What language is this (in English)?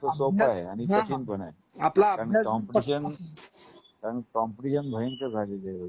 Marathi